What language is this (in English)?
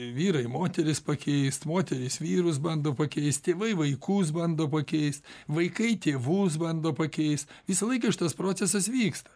Lithuanian